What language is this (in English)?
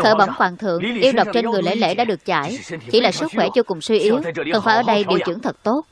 Vietnamese